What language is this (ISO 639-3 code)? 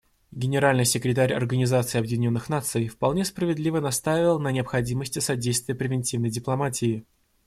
rus